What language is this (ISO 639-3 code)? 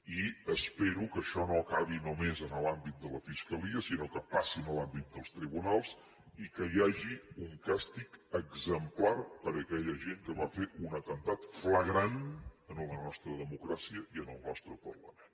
cat